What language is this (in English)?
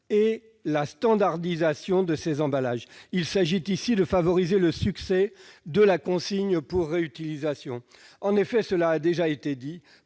French